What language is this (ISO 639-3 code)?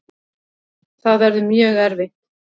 isl